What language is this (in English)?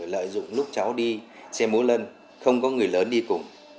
Vietnamese